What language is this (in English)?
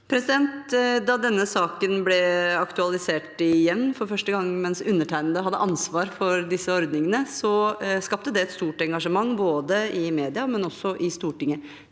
Norwegian